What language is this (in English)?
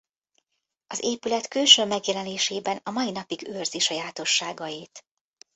Hungarian